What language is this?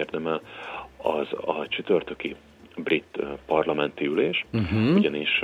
Hungarian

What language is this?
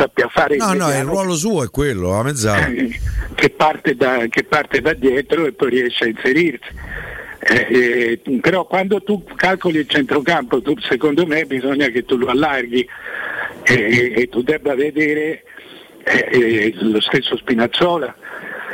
Italian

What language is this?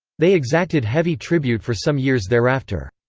English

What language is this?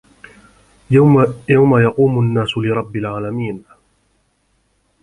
Arabic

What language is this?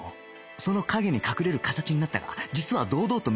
Japanese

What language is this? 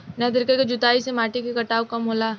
Bhojpuri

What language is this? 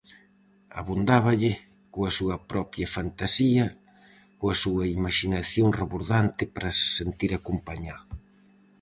Galician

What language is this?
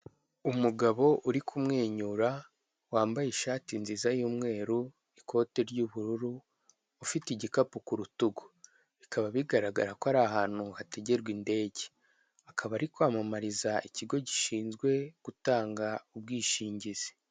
Kinyarwanda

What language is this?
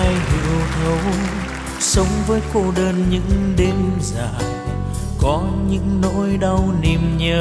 Vietnamese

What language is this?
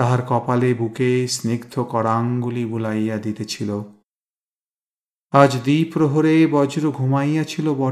Bangla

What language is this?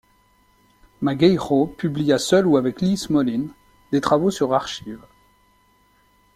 French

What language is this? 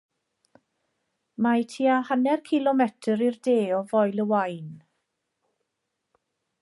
Welsh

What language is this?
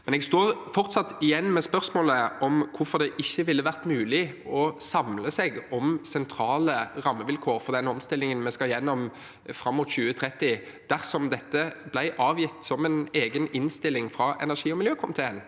Norwegian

